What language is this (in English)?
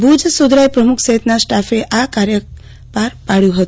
Gujarati